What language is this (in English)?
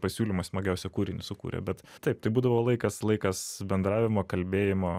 Lithuanian